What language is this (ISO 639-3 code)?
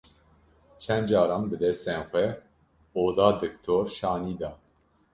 kur